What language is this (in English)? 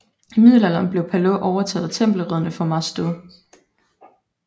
Danish